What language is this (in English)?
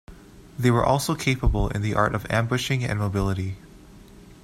English